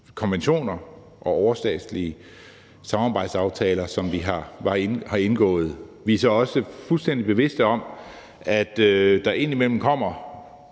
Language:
Danish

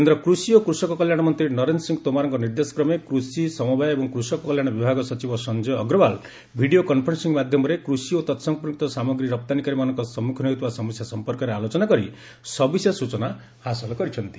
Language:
Odia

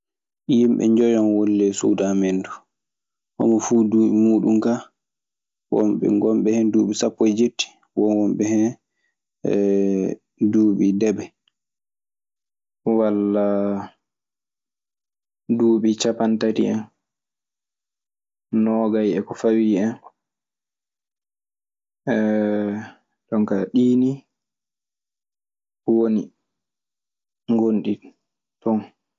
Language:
Maasina Fulfulde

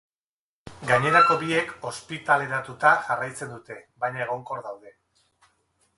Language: Basque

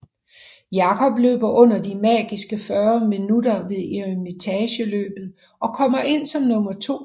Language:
Danish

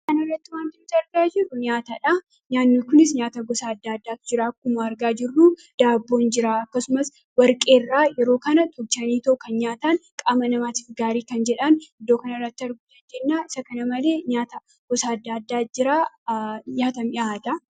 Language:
Oromo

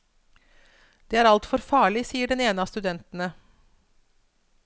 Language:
Norwegian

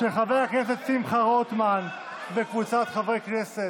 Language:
Hebrew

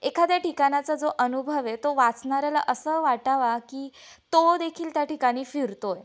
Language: Marathi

